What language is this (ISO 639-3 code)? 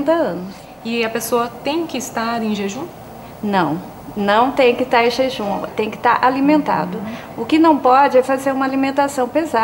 por